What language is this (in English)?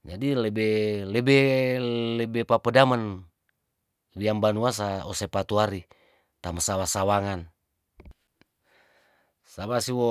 Tondano